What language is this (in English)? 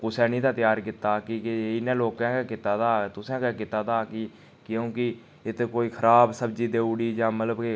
Dogri